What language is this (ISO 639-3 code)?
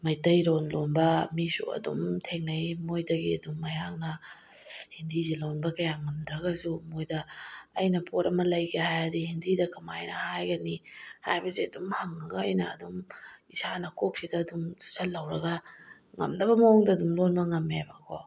mni